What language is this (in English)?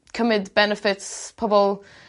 Welsh